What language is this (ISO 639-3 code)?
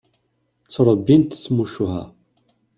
kab